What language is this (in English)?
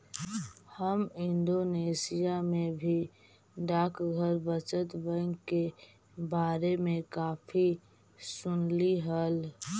Magahi